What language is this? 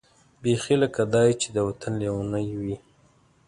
Pashto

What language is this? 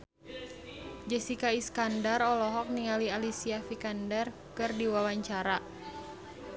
Sundanese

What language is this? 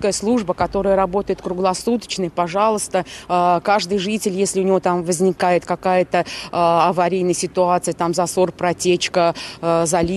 Russian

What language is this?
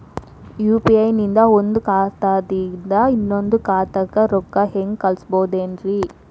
Kannada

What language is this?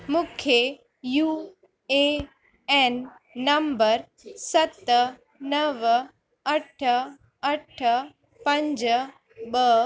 Sindhi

